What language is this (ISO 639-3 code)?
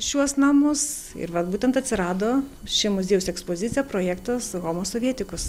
lit